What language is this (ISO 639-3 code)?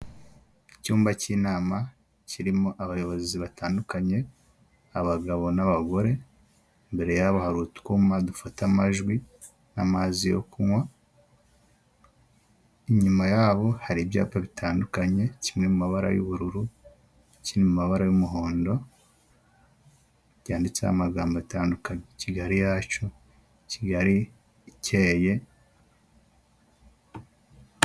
kin